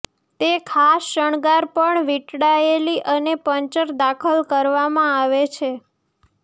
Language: Gujarati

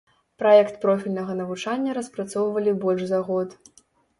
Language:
Belarusian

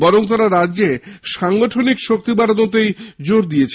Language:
Bangla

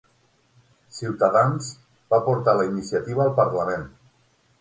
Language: Catalan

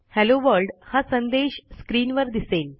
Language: Marathi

